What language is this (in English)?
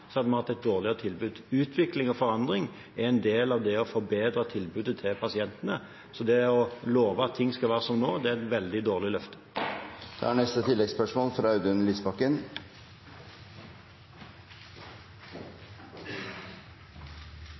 Norwegian